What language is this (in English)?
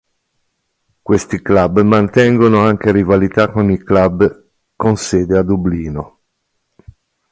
Italian